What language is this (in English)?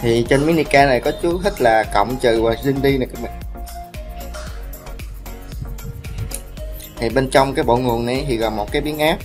Vietnamese